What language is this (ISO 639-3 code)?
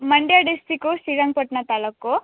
kan